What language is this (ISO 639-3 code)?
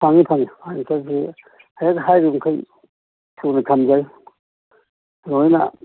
mni